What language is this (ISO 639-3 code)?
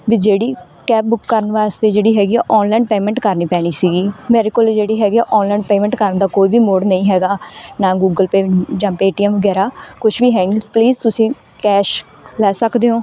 pan